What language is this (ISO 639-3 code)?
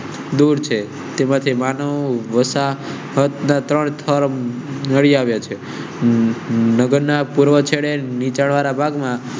guj